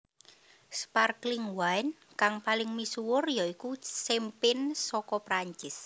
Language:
Javanese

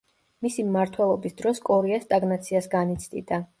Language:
Georgian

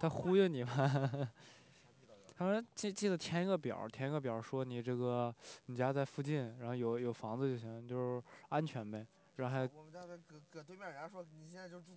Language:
Chinese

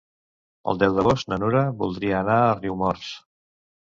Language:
Catalan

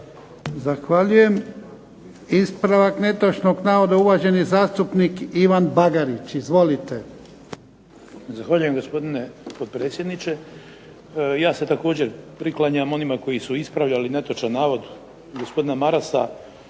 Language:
Croatian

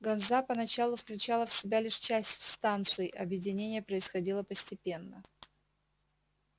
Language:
Russian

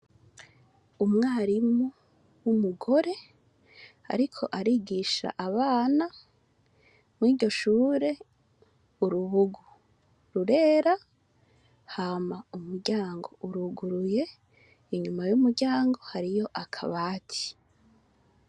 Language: Rundi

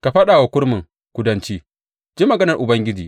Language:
Hausa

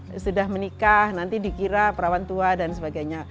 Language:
Indonesian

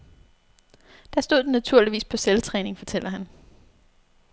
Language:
Danish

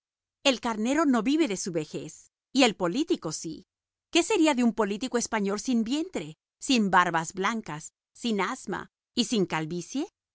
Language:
Spanish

